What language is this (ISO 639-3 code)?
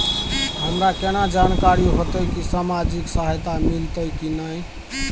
mai